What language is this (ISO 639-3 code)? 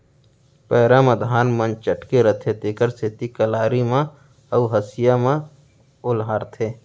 hne